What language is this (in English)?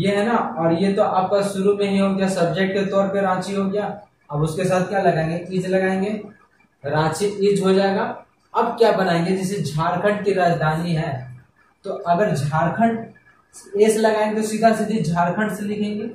Hindi